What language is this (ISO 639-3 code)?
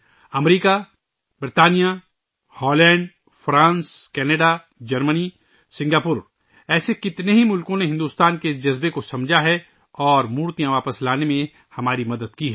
urd